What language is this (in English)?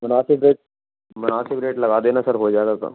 Urdu